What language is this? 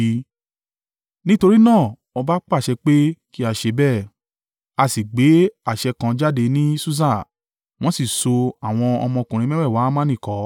Yoruba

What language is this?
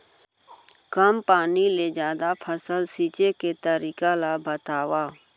Chhattisgarhi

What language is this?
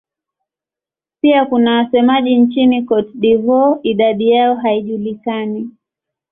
Swahili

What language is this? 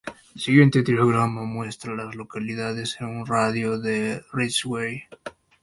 Spanish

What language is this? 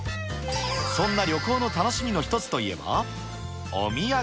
Japanese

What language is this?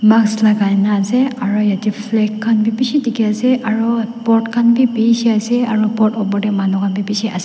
Naga Pidgin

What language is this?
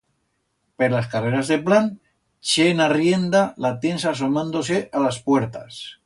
Aragonese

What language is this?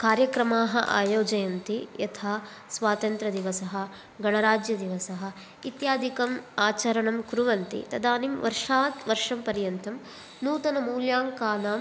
Sanskrit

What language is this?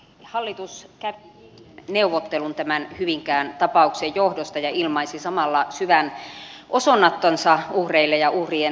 Finnish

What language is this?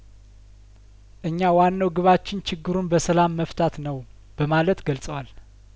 Amharic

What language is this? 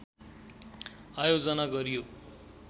Nepali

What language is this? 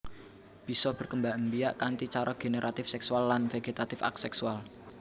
Javanese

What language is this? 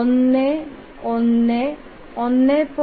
Malayalam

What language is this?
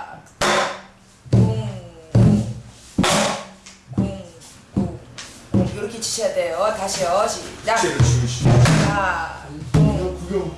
Korean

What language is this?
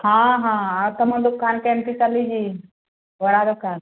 Odia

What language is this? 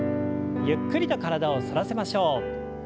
Japanese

